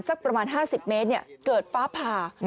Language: Thai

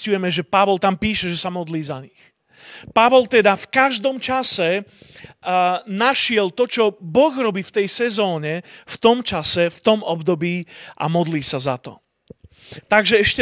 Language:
Slovak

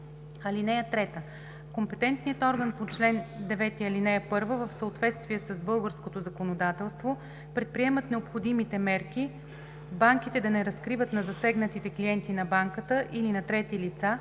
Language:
Bulgarian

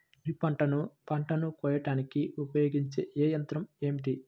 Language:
Telugu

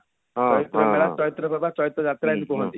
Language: Odia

